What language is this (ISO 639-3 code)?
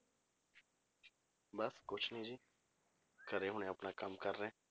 pan